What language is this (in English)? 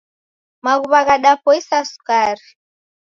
Taita